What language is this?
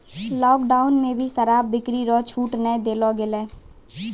Maithili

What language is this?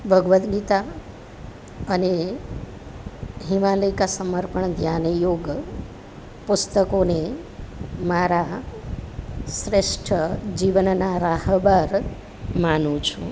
Gujarati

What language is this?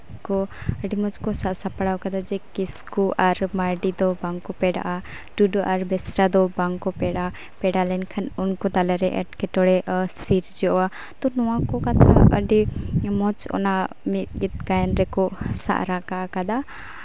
Santali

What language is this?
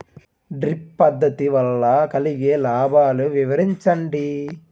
Telugu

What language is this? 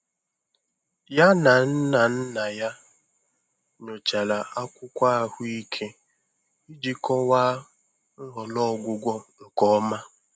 Igbo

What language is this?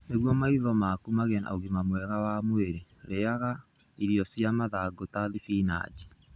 Kikuyu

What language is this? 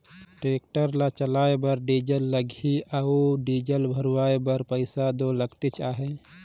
Chhattisgarhi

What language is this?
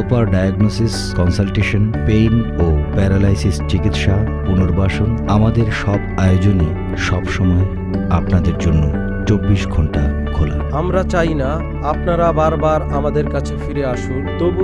Turkish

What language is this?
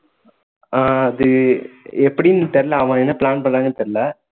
Tamil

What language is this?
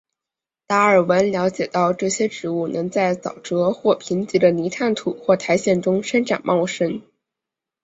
Chinese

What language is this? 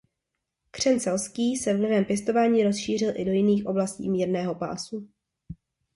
Czech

